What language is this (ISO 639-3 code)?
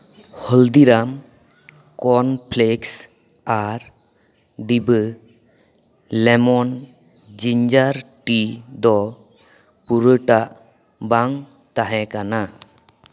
sat